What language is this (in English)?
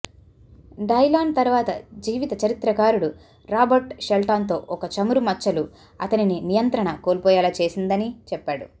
Telugu